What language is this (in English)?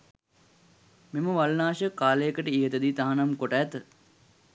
Sinhala